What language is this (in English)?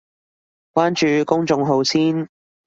Cantonese